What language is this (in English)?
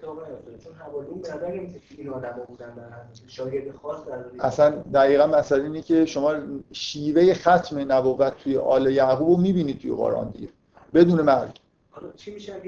Persian